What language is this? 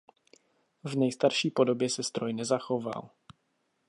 Czech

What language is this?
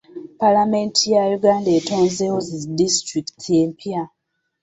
Ganda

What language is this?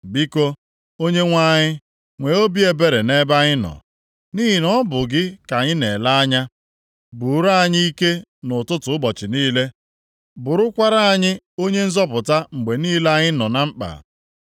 Igbo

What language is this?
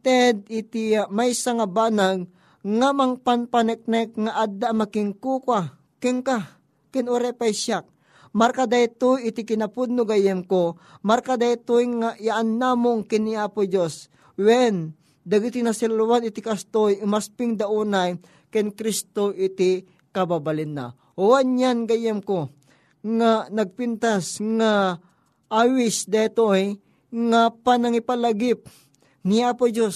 Filipino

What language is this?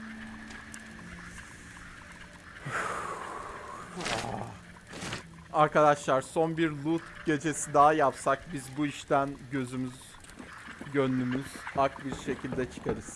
Turkish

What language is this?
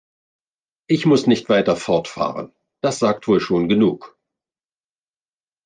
German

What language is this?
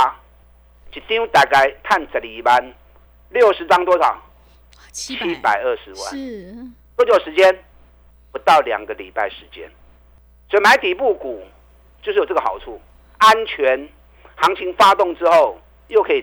Chinese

